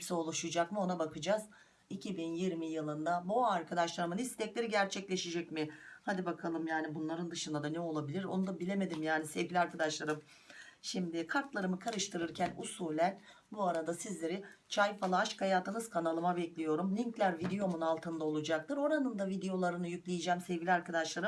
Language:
Turkish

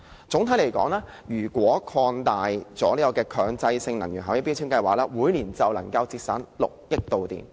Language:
Cantonese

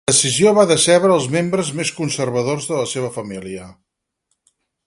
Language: Catalan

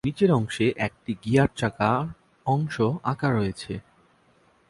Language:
Bangla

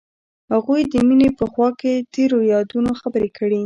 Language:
Pashto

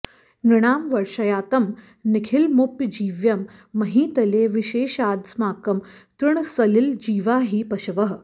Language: Sanskrit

